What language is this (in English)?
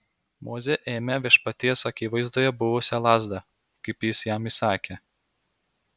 Lithuanian